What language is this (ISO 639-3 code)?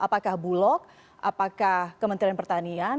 ind